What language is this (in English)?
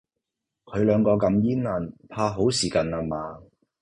Cantonese